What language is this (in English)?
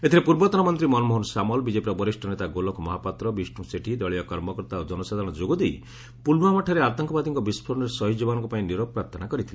Odia